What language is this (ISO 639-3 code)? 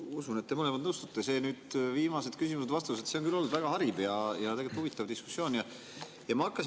est